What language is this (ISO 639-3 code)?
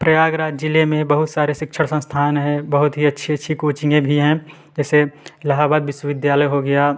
hin